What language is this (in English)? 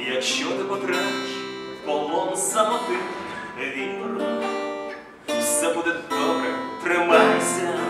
Ukrainian